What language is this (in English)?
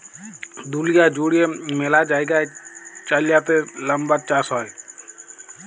Bangla